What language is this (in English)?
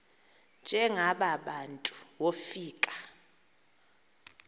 Xhosa